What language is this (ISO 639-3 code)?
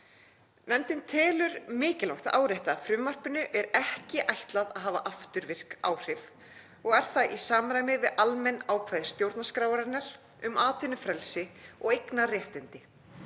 isl